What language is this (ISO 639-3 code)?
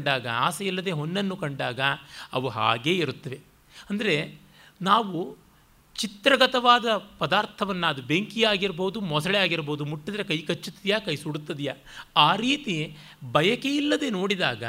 kan